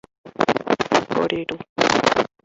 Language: Guarani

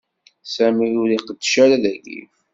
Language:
Kabyle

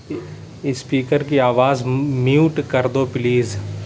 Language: Urdu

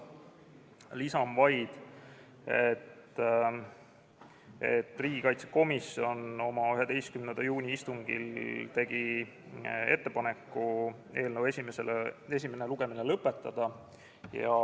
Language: Estonian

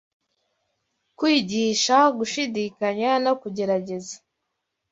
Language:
Kinyarwanda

